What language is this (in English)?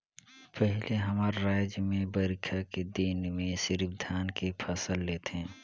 Chhattisgarhi